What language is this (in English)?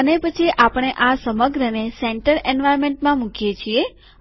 Gujarati